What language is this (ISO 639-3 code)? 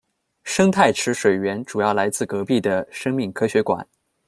zho